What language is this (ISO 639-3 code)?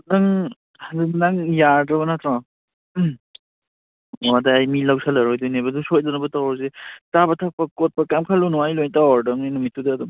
mni